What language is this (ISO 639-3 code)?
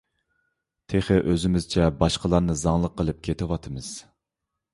uig